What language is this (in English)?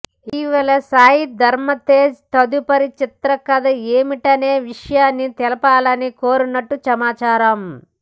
Telugu